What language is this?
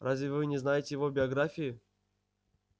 Russian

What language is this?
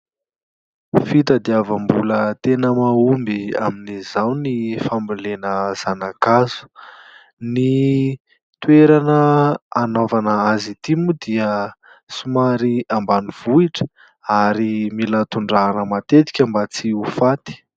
Malagasy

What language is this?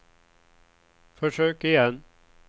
Swedish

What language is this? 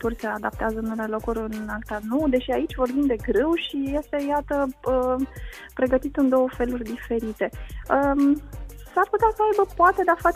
Romanian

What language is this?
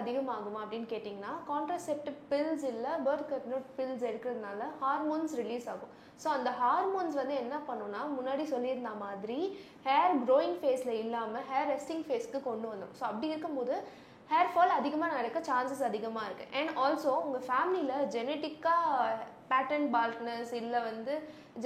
Tamil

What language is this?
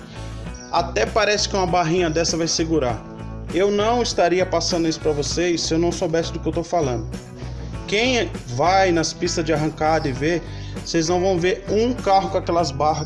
Portuguese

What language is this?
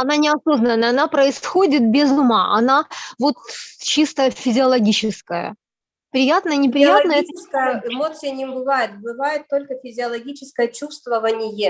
Russian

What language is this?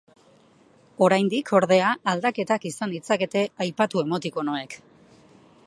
Basque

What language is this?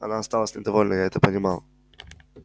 Russian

